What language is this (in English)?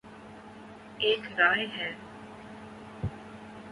Urdu